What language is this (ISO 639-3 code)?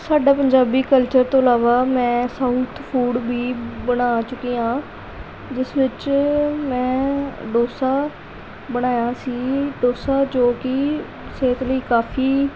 pan